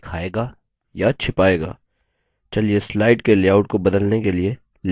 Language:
Hindi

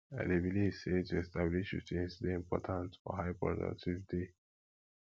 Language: Nigerian Pidgin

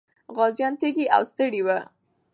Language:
Pashto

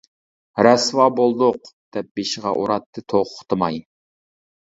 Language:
Uyghur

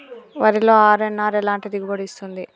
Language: Telugu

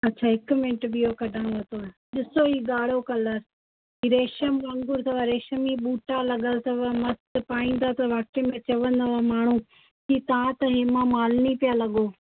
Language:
Sindhi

